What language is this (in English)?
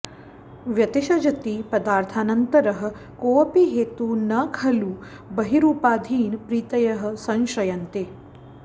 Sanskrit